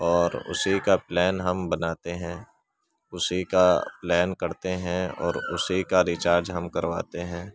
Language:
Urdu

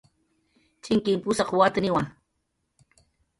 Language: Jaqaru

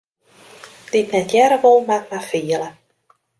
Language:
Western Frisian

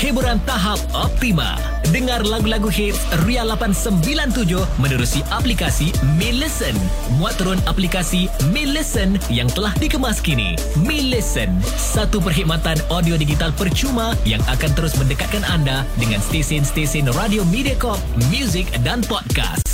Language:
Malay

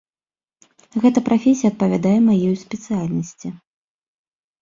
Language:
Belarusian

